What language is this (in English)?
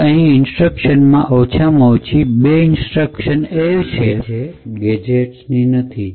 Gujarati